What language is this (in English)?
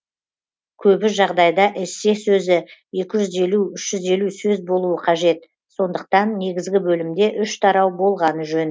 Kazakh